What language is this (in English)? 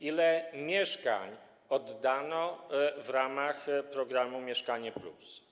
Polish